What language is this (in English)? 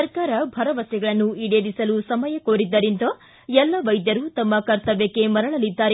Kannada